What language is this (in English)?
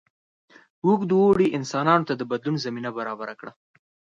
Pashto